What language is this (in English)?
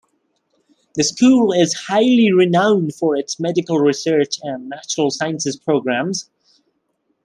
English